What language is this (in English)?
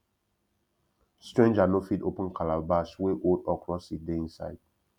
Nigerian Pidgin